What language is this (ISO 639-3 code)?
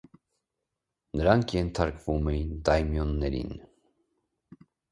hye